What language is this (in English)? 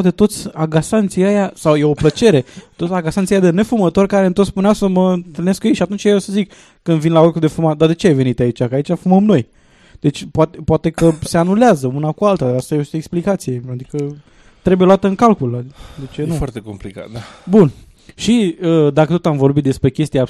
Romanian